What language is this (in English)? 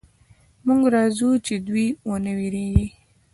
Pashto